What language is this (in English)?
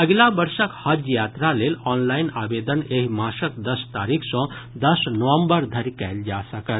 Maithili